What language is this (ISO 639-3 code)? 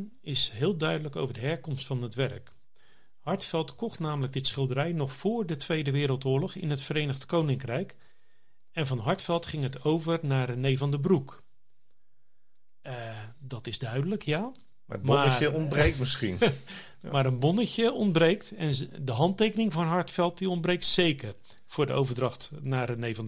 nld